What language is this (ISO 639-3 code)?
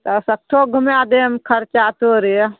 mai